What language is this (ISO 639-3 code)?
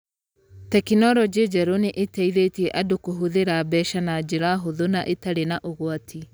kik